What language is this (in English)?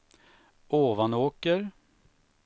Swedish